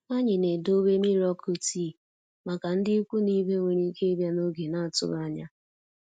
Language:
Igbo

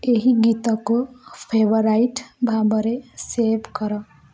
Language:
Odia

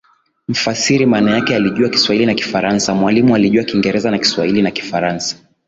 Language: Swahili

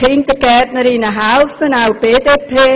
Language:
Swiss German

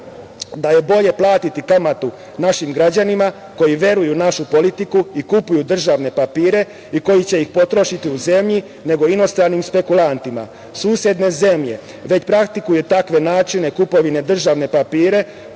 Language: Serbian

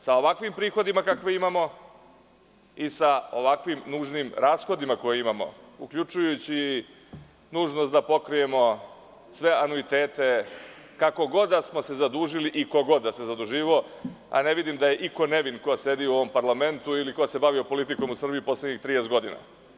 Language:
Serbian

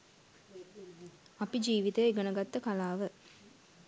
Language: Sinhala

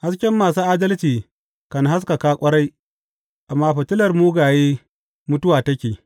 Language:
Hausa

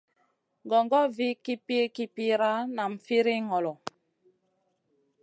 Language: Masana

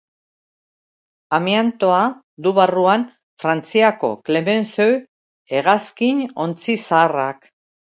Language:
Basque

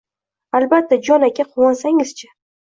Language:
Uzbek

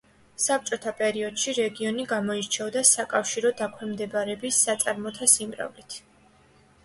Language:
Georgian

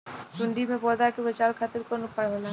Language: Bhojpuri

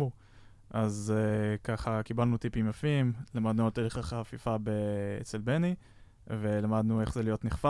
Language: Hebrew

